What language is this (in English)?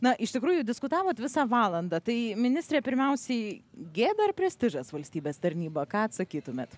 Lithuanian